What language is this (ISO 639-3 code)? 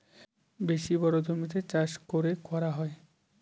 ben